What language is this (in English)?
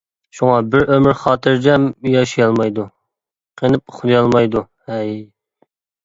Uyghur